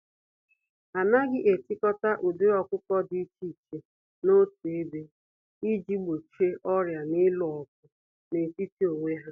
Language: Igbo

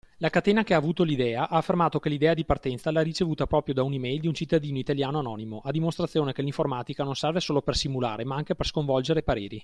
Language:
Italian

